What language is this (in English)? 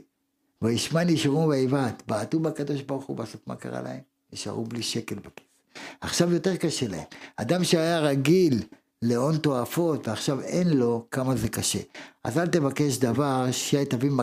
Hebrew